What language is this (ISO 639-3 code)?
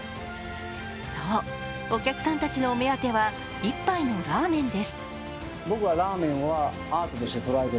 jpn